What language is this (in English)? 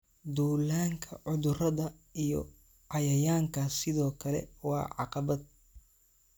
Somali